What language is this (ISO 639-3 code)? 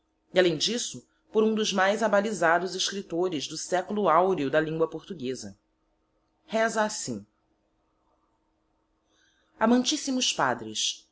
por